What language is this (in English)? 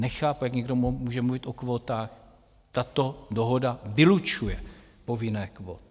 Czech